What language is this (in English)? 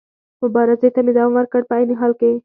Pashto